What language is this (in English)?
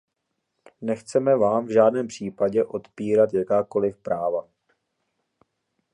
Czech